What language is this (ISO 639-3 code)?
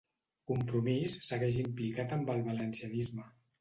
cat